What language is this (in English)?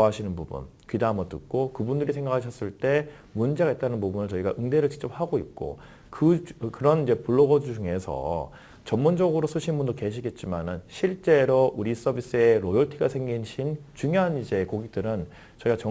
Korean